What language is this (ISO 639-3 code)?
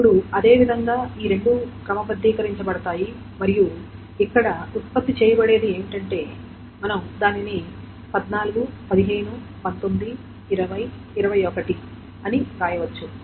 tel